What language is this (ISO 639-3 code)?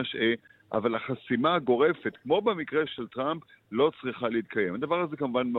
heb